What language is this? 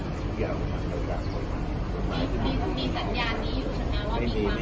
Thai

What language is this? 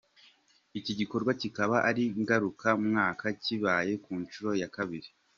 Kinyarwanda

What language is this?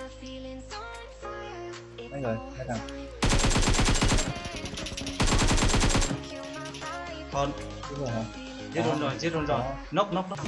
Vietnamese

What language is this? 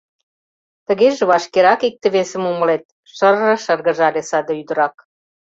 Mari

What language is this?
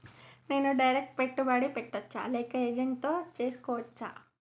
Telugu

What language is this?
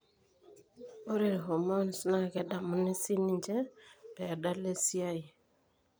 Masai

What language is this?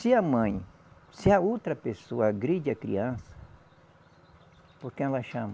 Portuguese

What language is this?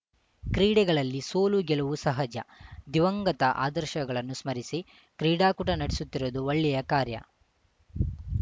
Kannada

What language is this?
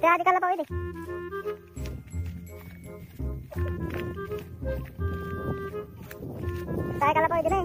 Indonesian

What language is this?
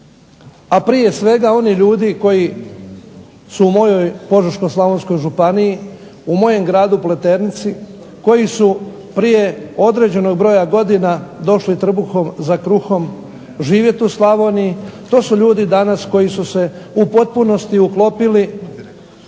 Croatian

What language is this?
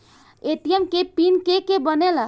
Bhojpuri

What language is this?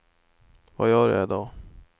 Swedish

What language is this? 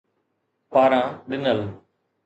Sindhi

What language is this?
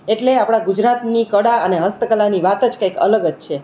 Gujarati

